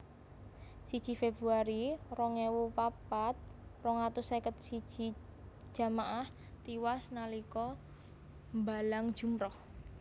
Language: Javanese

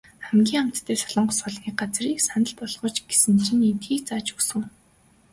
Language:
Mongolian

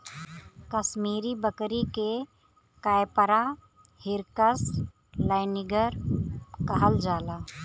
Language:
Bhojpuri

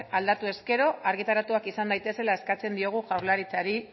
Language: Basque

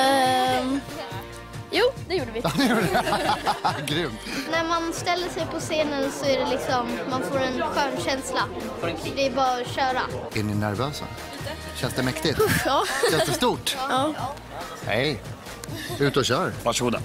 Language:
Swedish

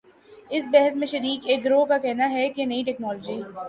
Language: Urdu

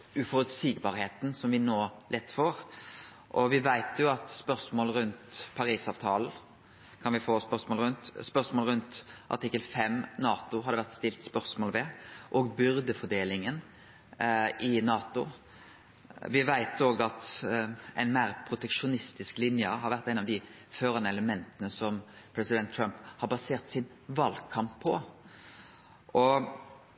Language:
Norwegian Nynorsk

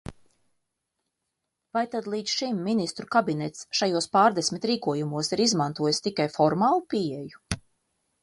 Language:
Latvian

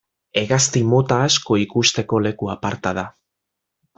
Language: Basque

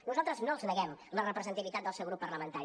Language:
Catalan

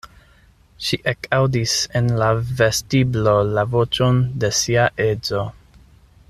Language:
Esperanto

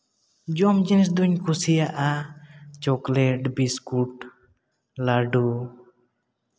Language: Santali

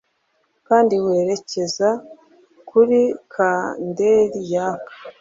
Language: Kinyarwanda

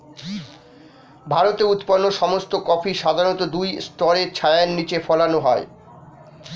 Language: Bangla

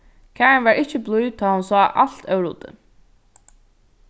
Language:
Faroese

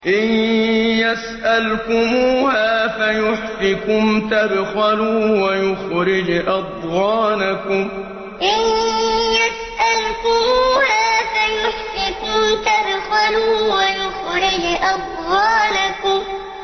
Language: Arabic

